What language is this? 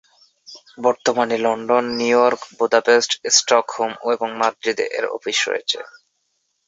Bangla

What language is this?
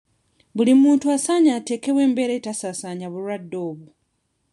Ganda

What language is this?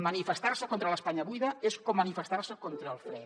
Catalan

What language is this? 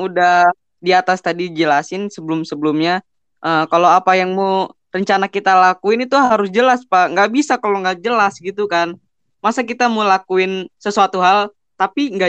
Indonesian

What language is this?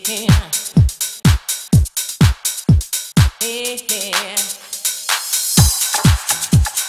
English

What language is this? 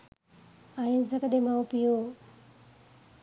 Sinhala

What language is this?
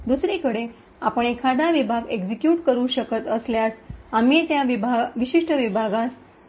Marathi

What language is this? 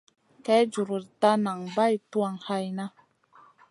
Masana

